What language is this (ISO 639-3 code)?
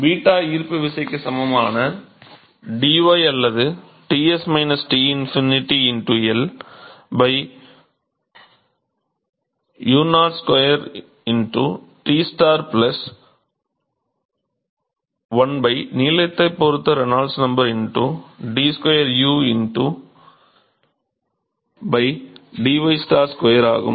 tam